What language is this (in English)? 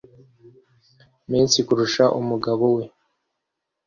Kinyarwanda